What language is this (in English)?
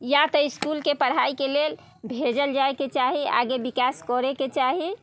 Maithili